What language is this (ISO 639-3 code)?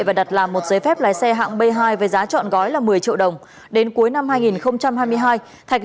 vie